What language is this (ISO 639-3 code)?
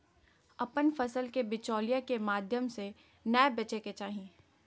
mag